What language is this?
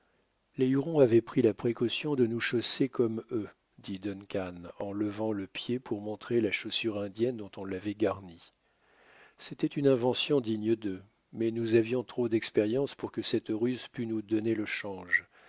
French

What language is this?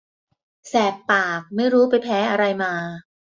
Thai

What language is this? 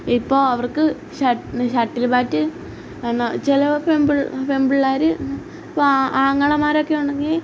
Malayalam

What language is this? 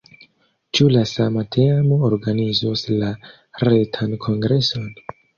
Esperanto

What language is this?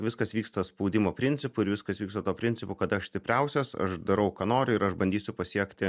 Lithuanian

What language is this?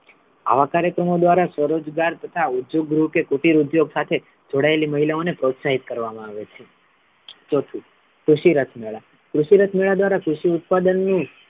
Gujarati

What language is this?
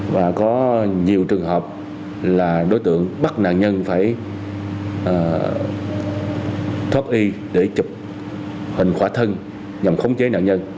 Vietnamese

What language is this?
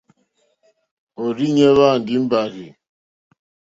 Mokpwe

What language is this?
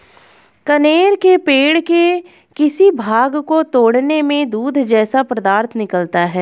Hindi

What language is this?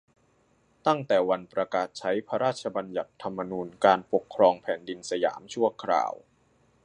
Thai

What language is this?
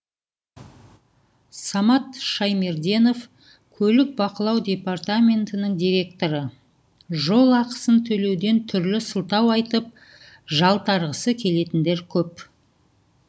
Kazakh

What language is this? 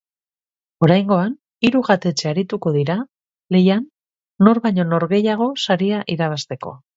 Basque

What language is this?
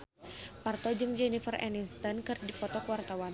Sundanese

